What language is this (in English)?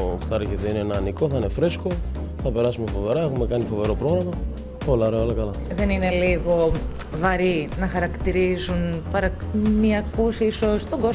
Greek